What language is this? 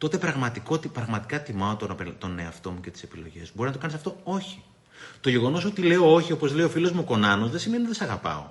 Greek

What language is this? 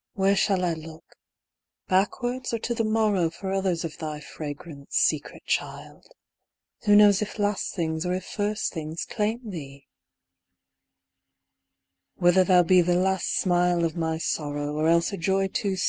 English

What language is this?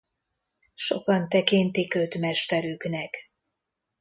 Hungarian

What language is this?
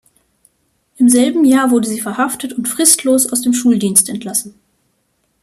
German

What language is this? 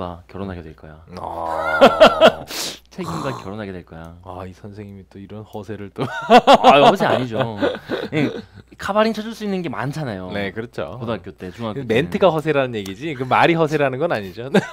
Korean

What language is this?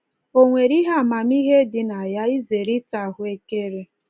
Igbo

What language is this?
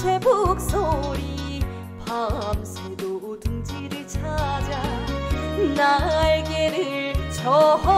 Korean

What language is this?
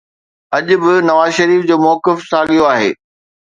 Sindhi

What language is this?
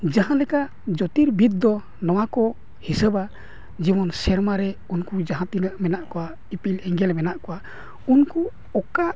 Santali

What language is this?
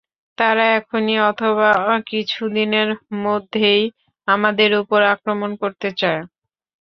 Bangla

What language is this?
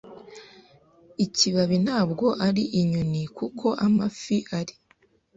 Kinyarwanda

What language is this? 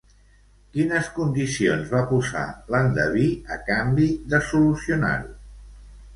Catalan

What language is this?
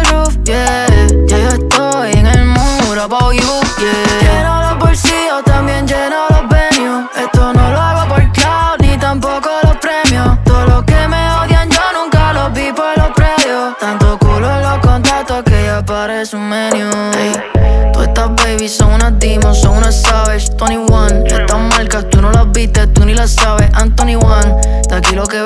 Romanian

